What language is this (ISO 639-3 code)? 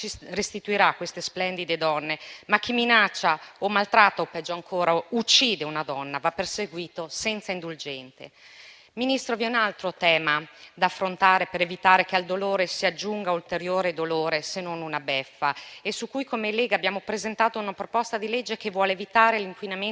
ita